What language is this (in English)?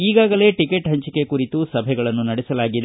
Kannada